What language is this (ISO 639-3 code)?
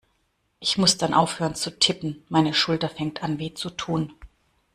deu